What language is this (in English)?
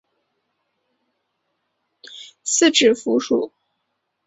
Chinese